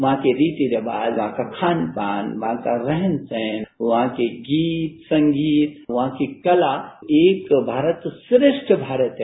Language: Hindi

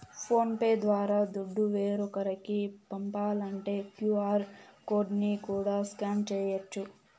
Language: Telugu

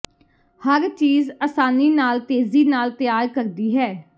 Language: Punjabi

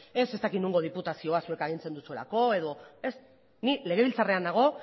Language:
Basque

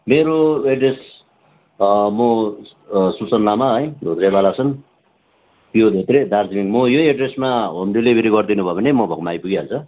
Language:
Nepali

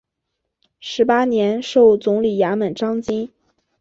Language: Chinese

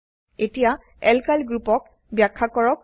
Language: Assamese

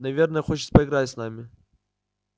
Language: Russian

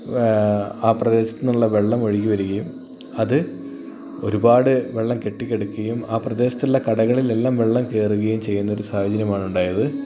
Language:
Malayalam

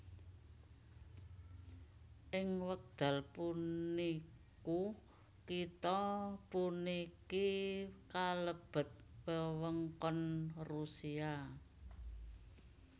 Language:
Javanese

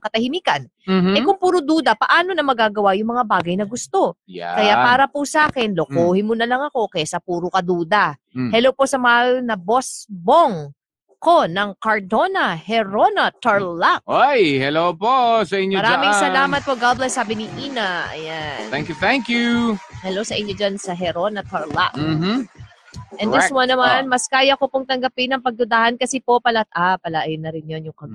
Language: Filipino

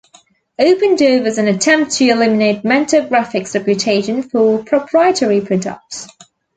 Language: English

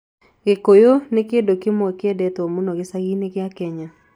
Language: Kikuyu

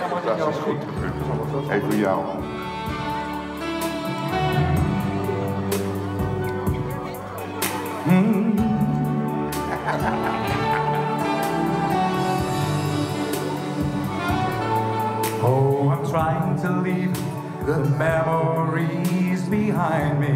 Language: Dutch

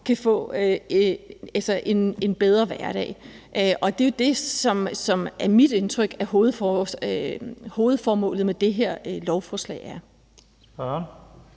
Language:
Danish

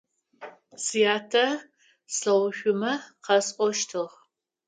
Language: Adyghe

